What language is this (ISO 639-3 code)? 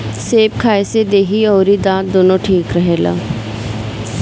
bho